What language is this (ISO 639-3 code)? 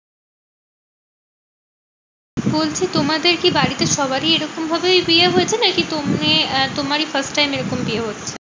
ben